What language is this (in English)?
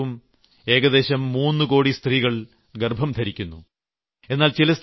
Malayalam